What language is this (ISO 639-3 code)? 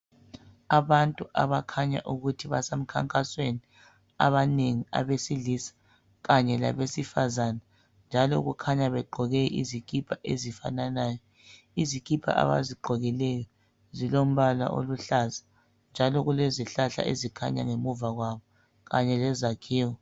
nde